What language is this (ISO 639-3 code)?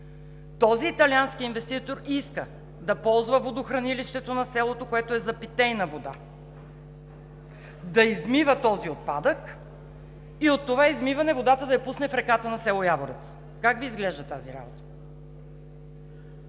bul